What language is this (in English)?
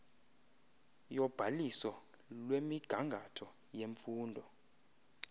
Xhosa